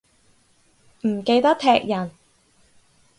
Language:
Cantonese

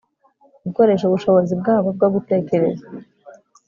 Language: Kinyarwanda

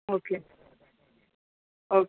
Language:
Marathi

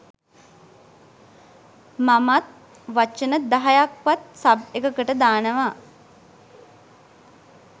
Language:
Sinhala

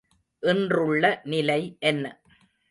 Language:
Tamil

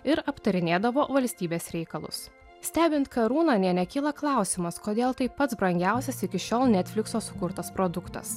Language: Lithuanian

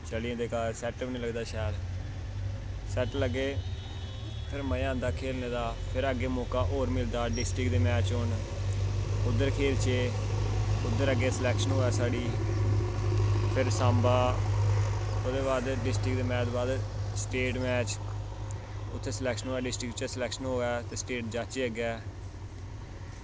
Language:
Dogri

